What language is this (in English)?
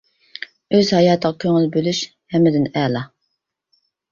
Uyghur